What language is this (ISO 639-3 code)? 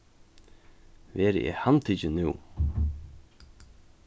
fao